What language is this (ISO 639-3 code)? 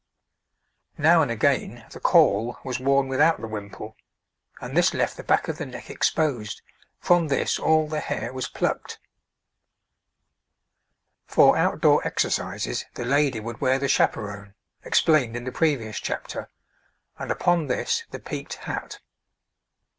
eng